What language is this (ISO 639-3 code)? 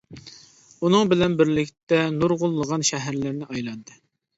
uig